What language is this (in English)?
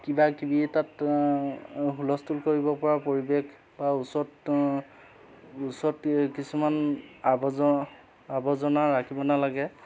Assamese